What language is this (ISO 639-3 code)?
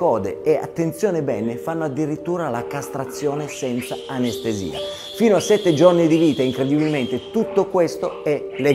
ita